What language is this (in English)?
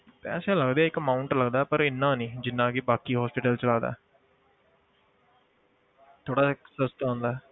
Punjabi